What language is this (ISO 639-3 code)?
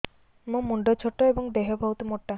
ori